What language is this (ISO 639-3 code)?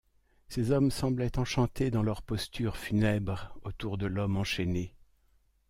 fra